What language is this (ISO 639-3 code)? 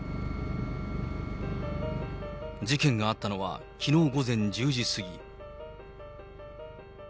jpn